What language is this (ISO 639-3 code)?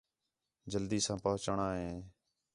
xhe